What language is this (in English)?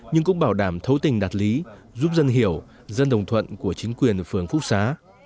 Vietnamese